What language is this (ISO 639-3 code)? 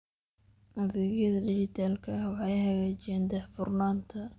som